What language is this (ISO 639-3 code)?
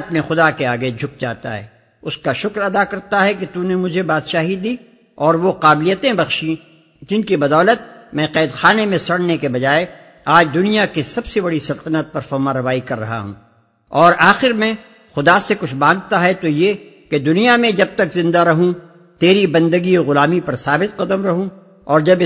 urd